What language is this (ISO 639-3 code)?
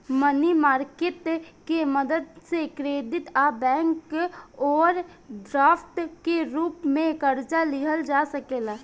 bho